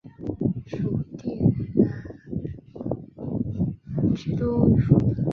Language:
Chinese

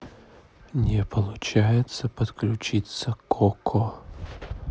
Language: Russian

